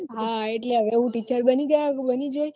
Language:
Gujarati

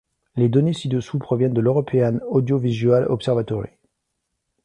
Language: French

